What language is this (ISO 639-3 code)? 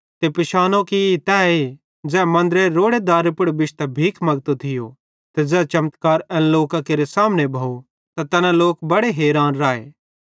bhd